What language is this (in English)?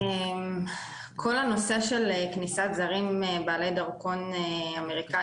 Hebrew